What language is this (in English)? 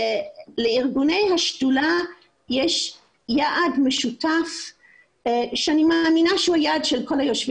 Hebrew